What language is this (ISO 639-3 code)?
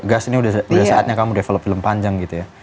ind